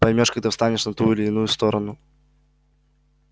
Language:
Russian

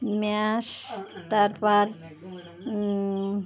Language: Bangla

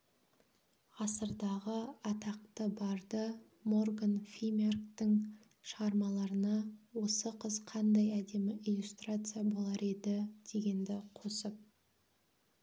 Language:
Kazakh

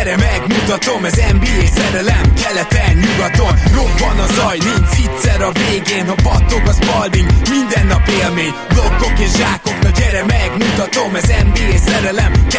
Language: Hungarian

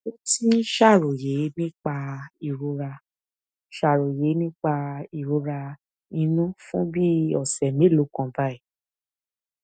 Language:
Yoruba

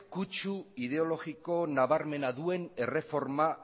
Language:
Basque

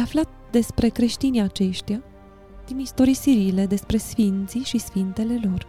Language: Romanian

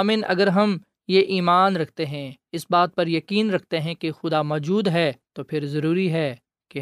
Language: Urdu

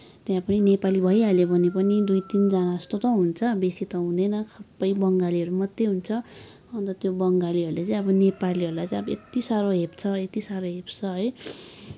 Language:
Nepali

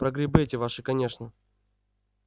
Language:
Russian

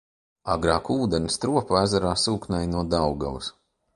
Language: Latvian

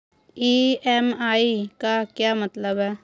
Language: Hindi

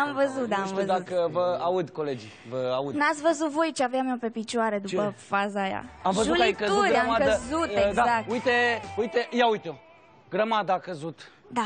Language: Romanian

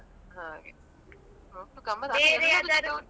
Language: Kannada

